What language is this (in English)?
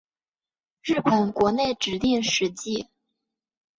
Chinese